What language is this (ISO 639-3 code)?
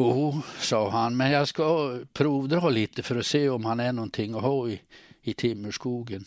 swe